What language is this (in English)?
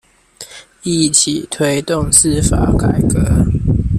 Chinese